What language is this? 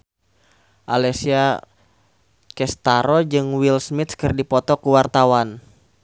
Sundanese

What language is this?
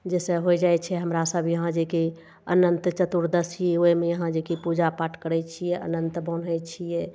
Maithili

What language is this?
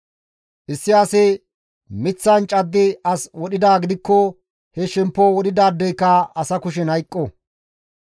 Gamo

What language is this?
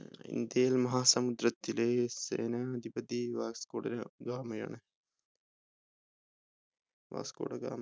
Malayalam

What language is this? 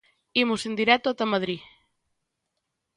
Galician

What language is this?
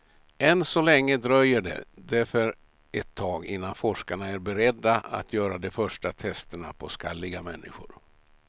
Swedish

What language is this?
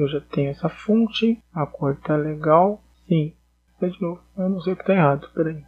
Portuguese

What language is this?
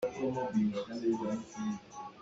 Hakha Chin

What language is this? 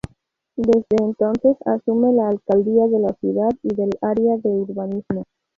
Spanish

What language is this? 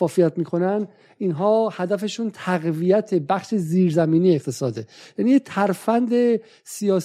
Persian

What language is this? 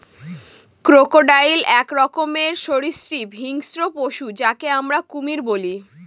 Bangla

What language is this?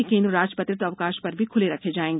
Hindi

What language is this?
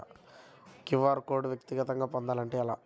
Telugu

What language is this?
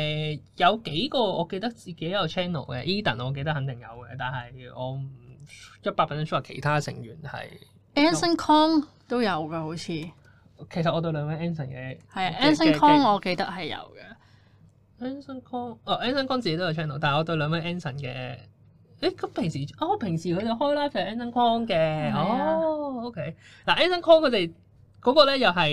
Chinese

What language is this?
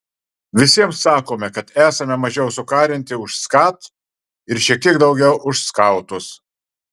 Lithuanian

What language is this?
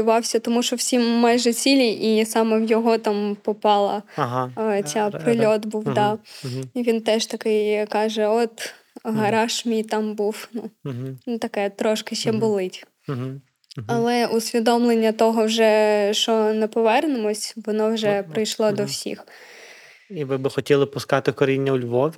Ukrainian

